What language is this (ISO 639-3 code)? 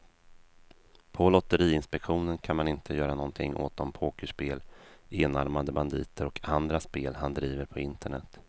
swe